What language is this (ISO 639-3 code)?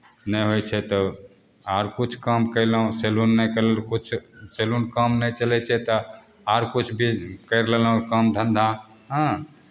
mai